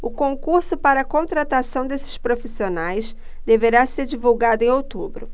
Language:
Portuguese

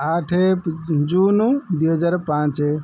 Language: Odia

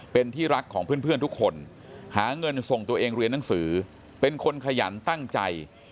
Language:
Thai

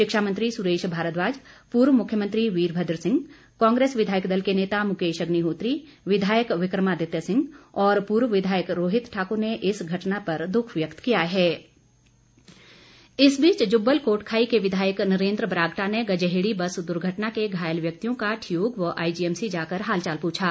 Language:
Hindi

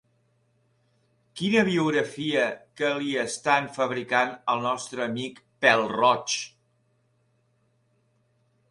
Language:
Catalan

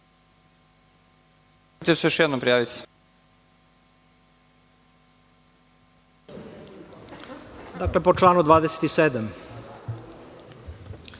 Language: Serbian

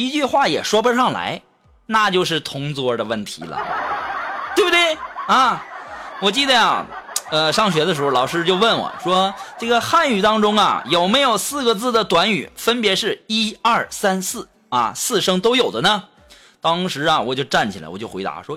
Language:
Chinese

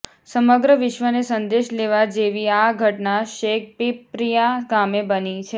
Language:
Gujarati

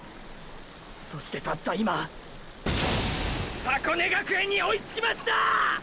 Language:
Japanese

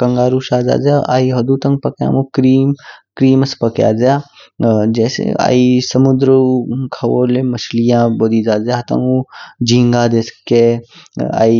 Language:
Kinnauri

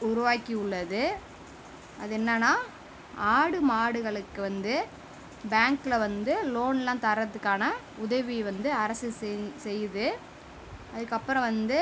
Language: Tamil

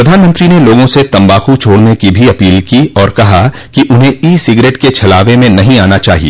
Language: Hindi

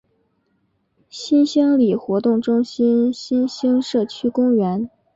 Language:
Chinese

